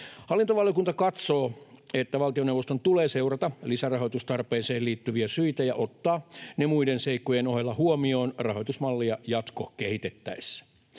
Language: Finnish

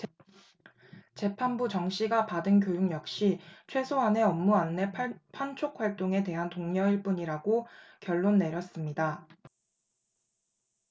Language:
Korean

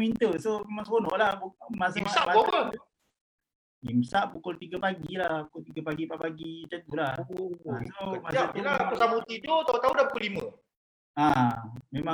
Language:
Malay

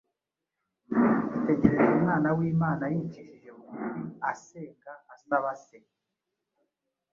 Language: Kinyarwanda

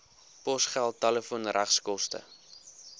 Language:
Afrikaans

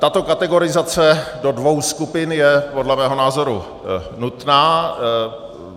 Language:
Czech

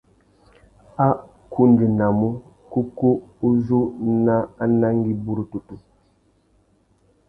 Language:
Tuki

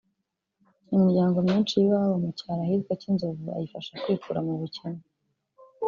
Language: Kinyarwanda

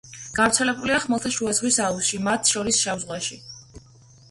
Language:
Georgian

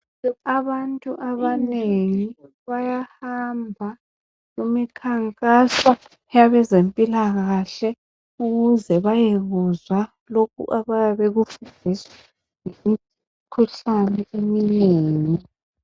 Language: North Ndebele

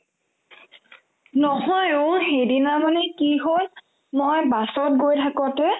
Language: Assamese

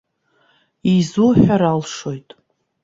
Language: Abkhazian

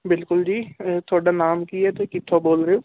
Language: Punjabi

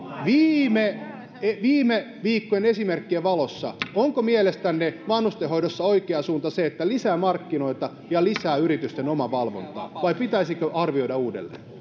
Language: Finnish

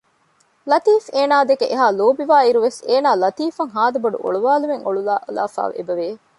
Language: Divehi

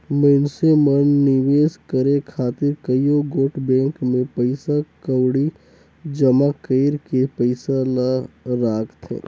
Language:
Chhattisgarhi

